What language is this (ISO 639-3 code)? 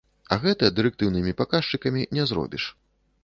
bel